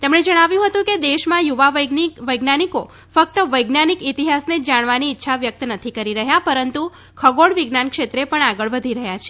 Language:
Gujarati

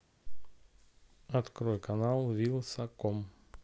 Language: Russian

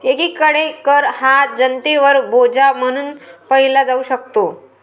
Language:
Marathi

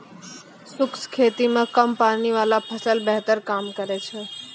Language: Maithili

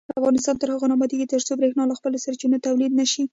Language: Pashto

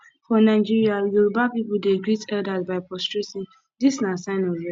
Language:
Nigerian Pidgin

